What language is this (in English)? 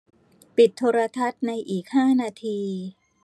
Thai